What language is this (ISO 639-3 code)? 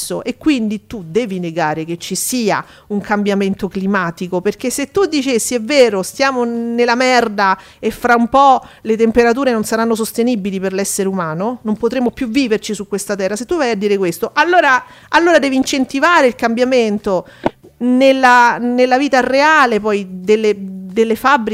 ita